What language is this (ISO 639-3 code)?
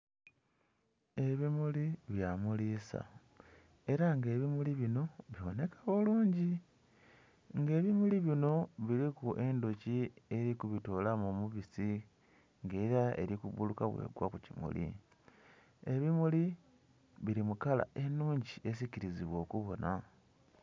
xog